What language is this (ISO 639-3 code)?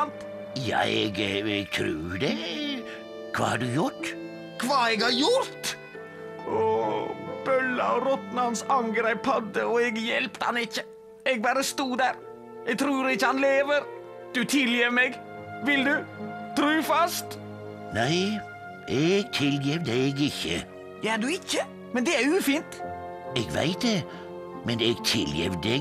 nor